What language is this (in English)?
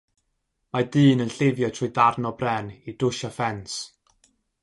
Welsh